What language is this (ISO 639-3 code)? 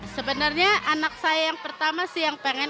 ind